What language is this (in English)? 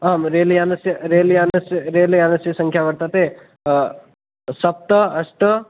Sanskrit